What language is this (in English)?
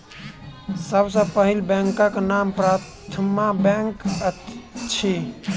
Maithili